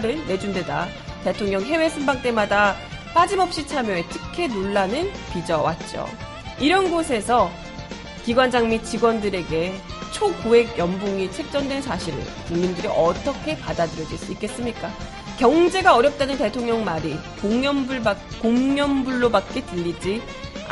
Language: Korean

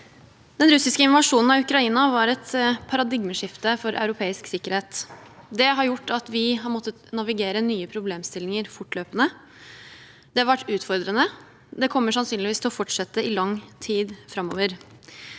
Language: Norwegian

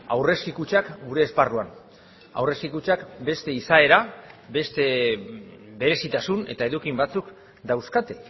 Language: Basque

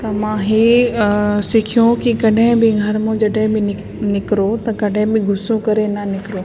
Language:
Sindhi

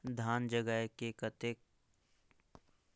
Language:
Chhattisgarhi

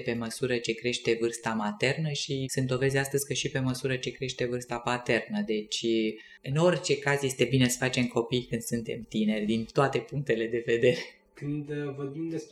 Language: Romanian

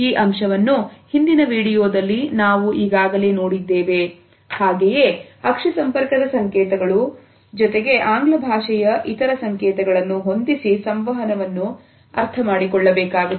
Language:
Kannada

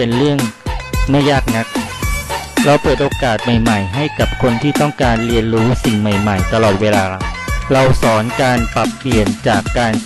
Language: Thai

